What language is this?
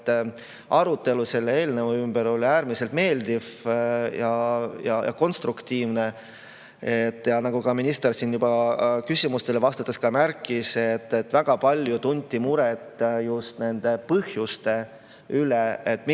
Estonian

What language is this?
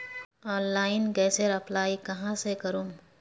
Magahi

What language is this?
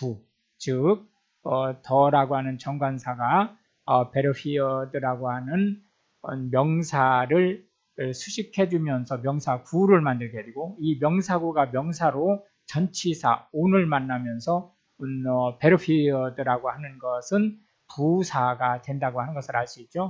Korean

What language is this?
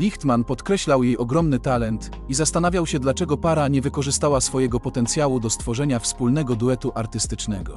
Polish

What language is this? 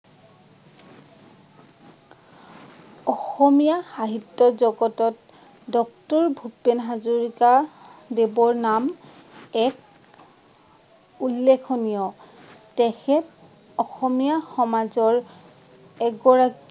Assamese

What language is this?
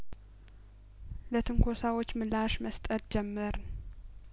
Amharic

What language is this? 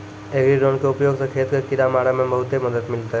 Maithili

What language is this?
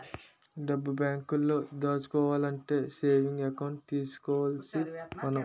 Telugu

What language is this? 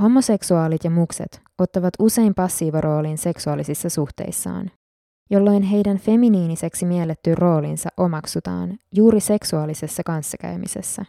Finnish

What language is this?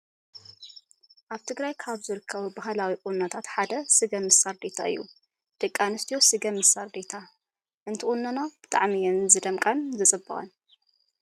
Tigrinya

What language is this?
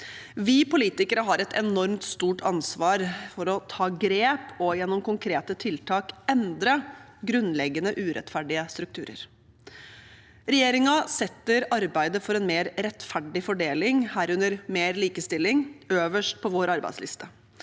Norwegian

